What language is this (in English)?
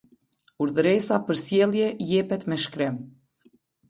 Albanian